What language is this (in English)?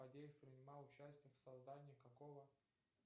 Russian